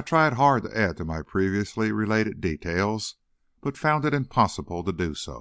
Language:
English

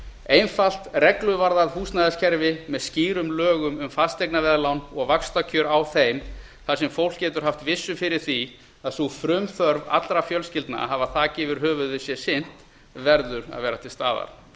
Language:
Icelandic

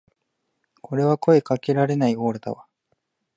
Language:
Japanese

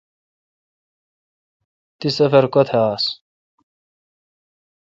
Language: Kalkoti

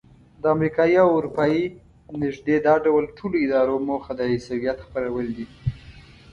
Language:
Pashto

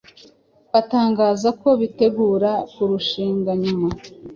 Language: Kinyarwanda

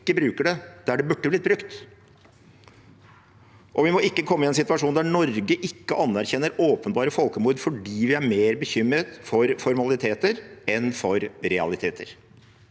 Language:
Norwegian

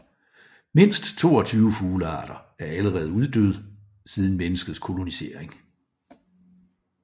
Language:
Danish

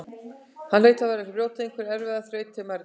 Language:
Icelandic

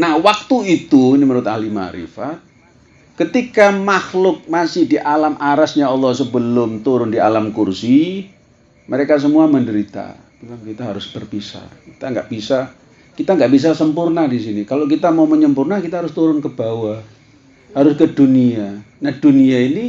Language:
Indonesian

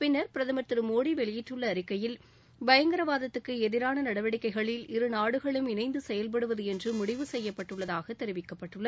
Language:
Tamil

